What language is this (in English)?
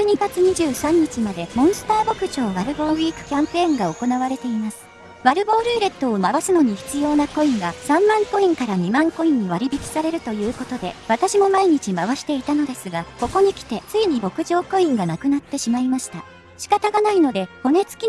Japanese